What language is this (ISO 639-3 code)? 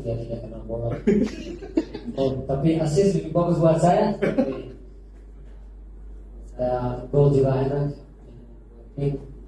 ind